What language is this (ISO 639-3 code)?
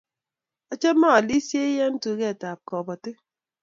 kln